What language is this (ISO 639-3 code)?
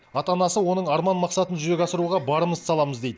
kaz